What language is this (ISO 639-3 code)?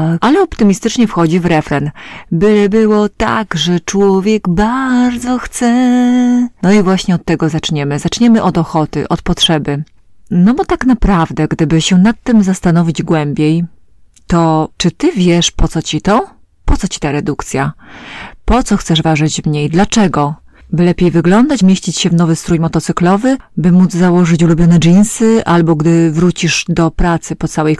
pol